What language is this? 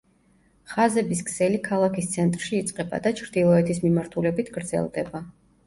Georgian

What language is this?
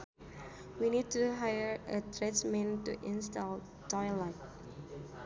Sundanese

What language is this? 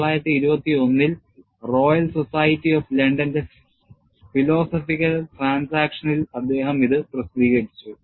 Malayalam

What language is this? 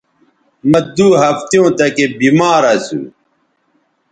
Bateri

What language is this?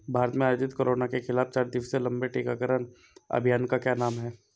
Hindi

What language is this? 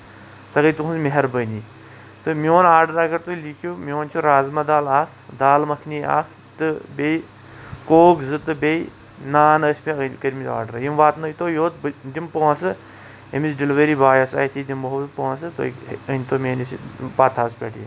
Kashmiri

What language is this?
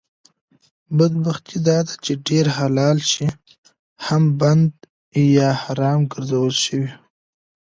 Pashto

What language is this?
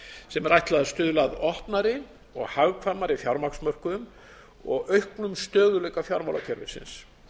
Icelandic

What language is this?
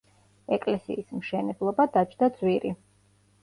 Georgian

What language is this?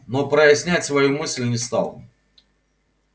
Russian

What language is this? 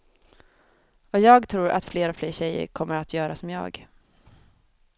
Swedish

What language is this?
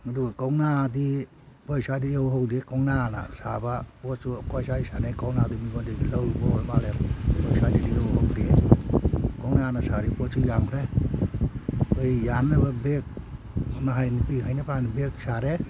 Manipuri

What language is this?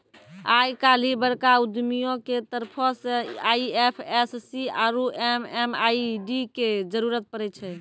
Maithili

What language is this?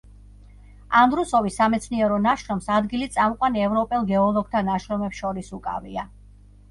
Georgian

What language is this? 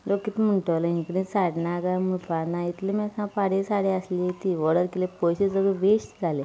Konkani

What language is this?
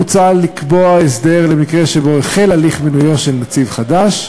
Hebrew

